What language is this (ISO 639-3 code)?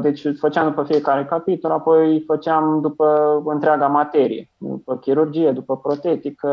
ron